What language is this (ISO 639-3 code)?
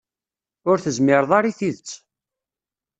kab